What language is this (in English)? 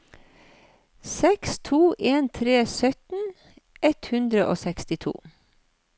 Norwegian